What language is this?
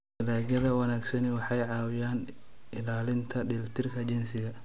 Somali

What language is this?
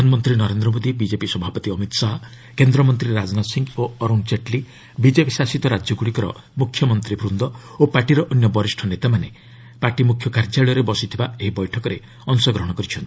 Odia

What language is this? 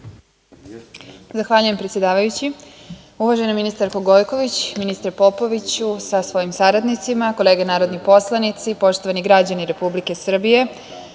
Serbian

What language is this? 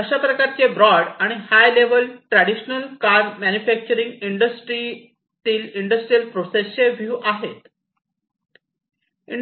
Marathi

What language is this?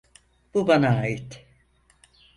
Turkish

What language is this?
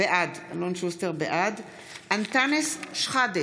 Hebrew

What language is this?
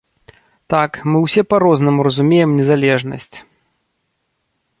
Belarusian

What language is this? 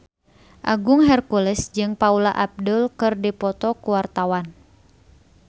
Sundanese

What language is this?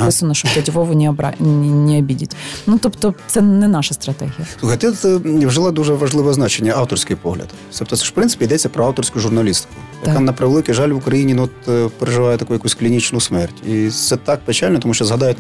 Ukrainian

